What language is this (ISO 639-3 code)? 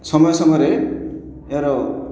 ori